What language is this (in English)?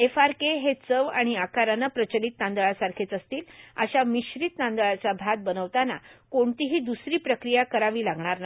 Marathi